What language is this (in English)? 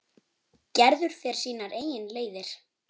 Icelandic